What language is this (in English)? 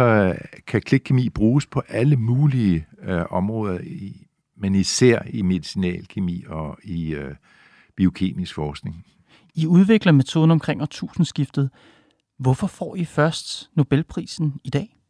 Danish